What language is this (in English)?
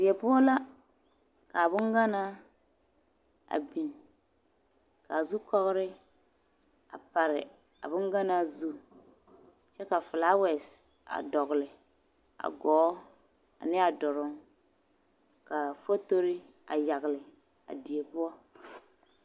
Southern Dagaare